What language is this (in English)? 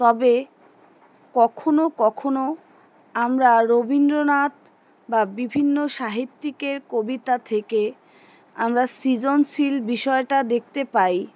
Bangla